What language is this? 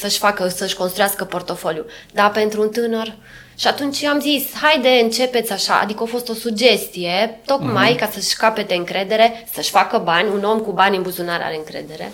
Romanian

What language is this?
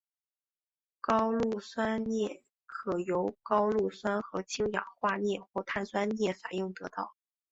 Chinese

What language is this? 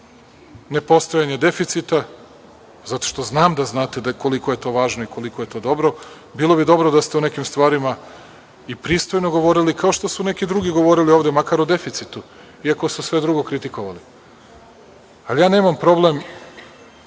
Serbian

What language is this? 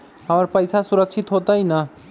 Magahi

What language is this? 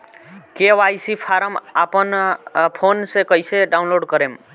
Bhojpuri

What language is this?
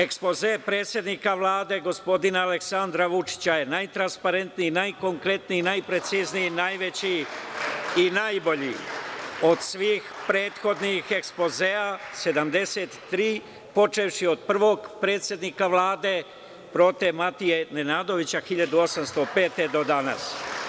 Serbian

